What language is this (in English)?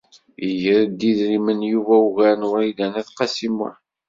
Kabyle